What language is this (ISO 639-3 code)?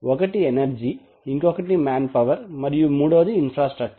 tel